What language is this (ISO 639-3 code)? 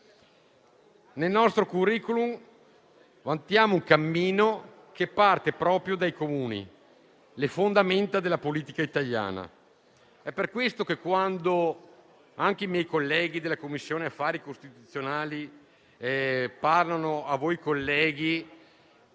ita